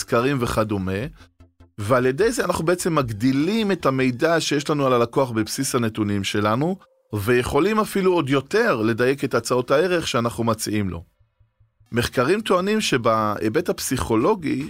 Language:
Hebrew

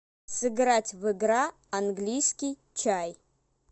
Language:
Russian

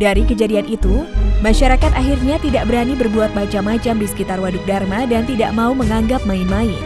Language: Indonesian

